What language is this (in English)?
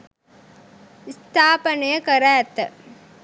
Sinhala